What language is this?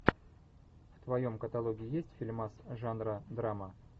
Russian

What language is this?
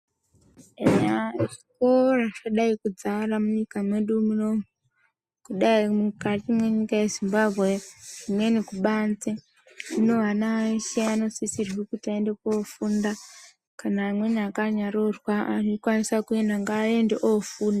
Ndau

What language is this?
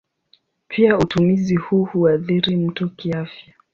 Swahili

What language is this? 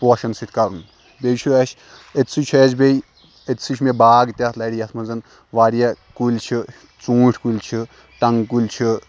Kashmiri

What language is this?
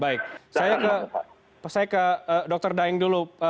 Indonesian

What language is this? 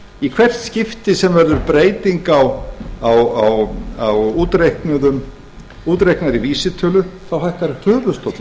Icelandic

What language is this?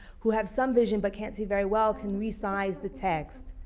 English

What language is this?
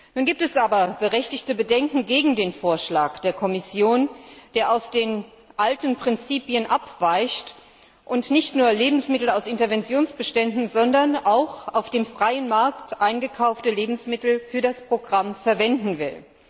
German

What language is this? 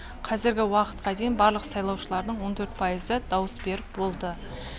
Kazakh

